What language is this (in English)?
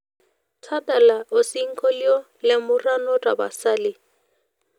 Masai